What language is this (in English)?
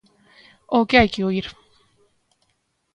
Galician